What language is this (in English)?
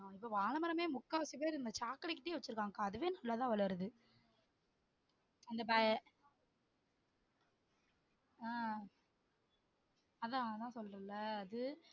Tamil